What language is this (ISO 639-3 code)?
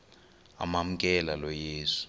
xho